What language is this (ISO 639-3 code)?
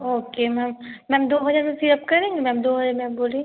hin